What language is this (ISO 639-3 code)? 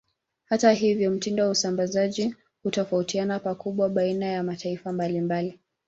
swa